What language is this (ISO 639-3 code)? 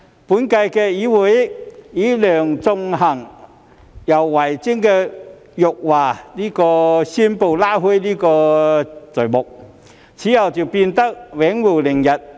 yue